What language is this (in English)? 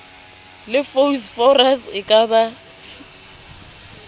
Southern Sotho